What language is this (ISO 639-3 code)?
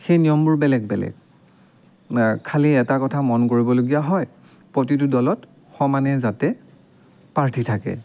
asm